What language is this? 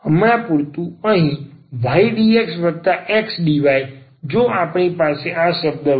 Gujarati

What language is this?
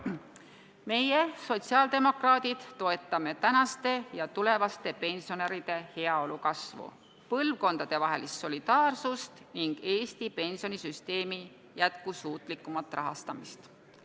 Estonian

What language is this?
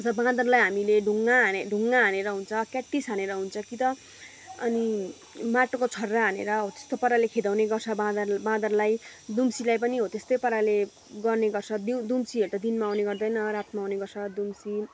Nepali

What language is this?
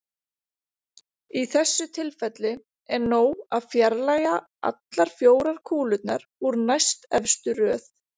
Icelandic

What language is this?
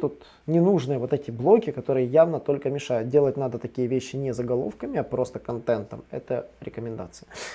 Russian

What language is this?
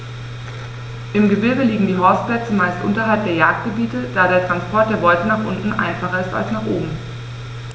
German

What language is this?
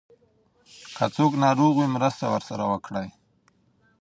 Pashto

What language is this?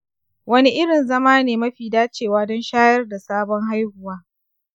Hausa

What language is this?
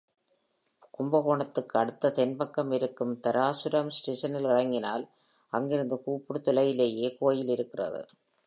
Tamil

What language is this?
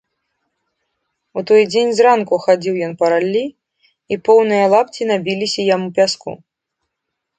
Belarusian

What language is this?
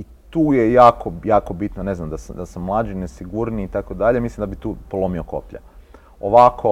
Croatian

